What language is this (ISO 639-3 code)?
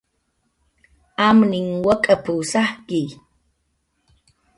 jqr